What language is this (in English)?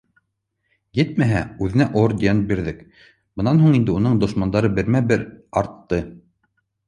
Bashkir